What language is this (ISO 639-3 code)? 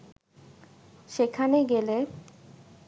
ben